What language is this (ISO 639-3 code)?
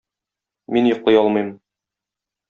tat